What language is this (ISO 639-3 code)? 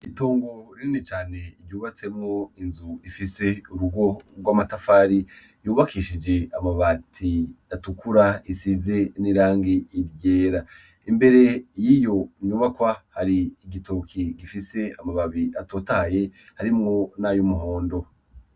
run